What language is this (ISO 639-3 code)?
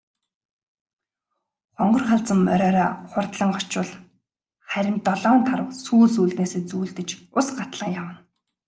mon